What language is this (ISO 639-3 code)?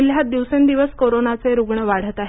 mar